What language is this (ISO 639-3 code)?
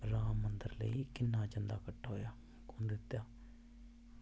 doi